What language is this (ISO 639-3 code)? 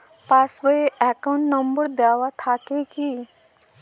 ben